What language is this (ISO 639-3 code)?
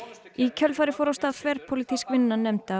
isl